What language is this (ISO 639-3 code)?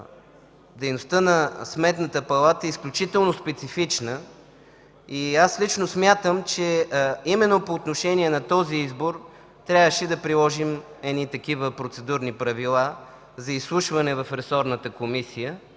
bul